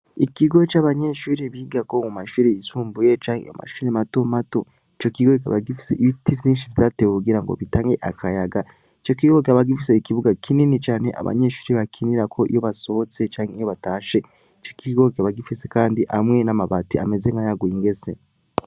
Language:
Rundi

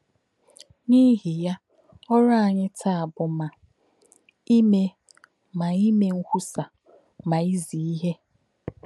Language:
Igbo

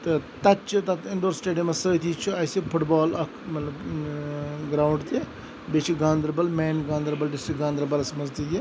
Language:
Kashmiri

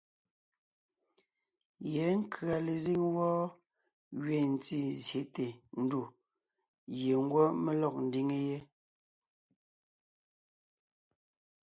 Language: Ngiemboon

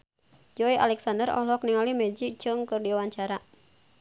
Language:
Sundanese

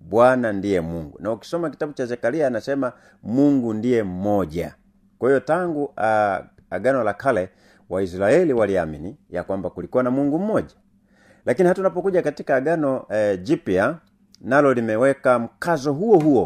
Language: Swahili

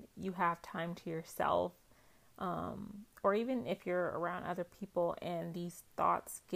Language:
English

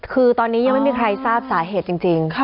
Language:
Thai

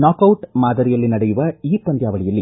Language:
Kannada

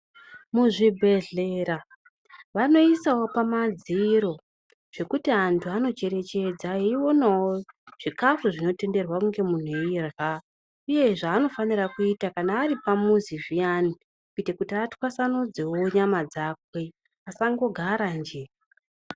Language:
Ndau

